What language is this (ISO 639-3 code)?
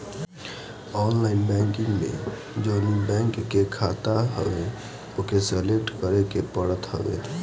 bho